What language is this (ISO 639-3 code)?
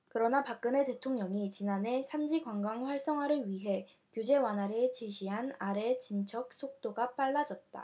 kor